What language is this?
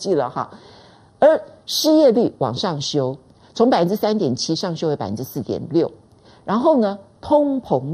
Chinese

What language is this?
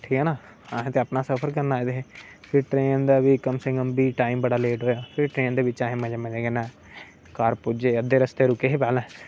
Dogri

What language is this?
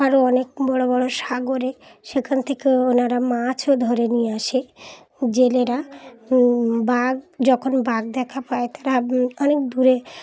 Bangla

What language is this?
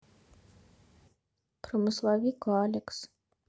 Russian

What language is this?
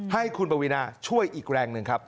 Thai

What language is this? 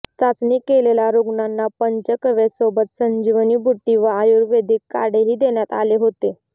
Marathi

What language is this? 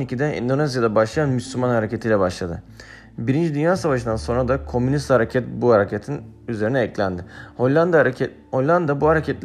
Turkish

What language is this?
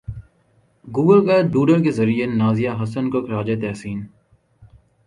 Urdu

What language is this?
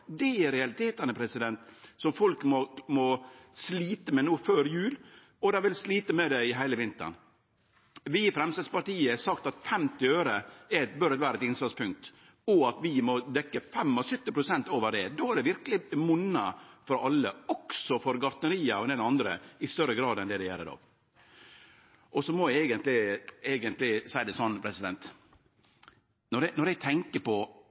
Norwegian Nynorsk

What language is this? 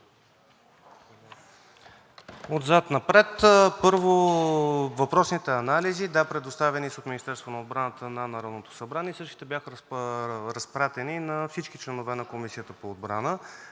Bulgarian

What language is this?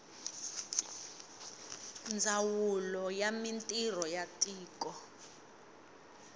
Tsonga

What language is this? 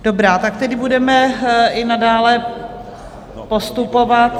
Czech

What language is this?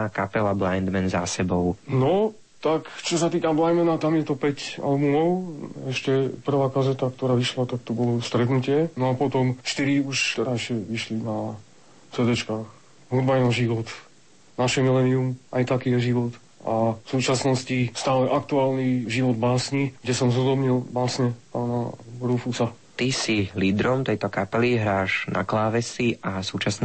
Slovak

